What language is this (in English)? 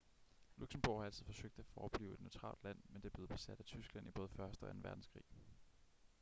Danish